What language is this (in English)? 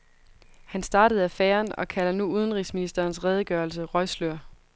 Danish